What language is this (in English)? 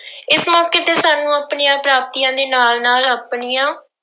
Punjabi